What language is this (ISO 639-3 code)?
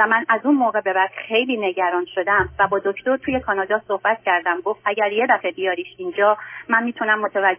fas